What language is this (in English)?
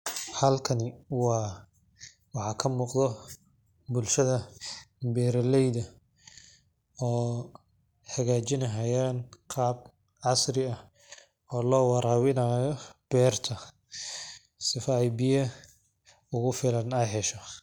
Somali